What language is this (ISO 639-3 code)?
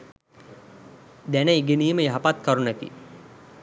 sin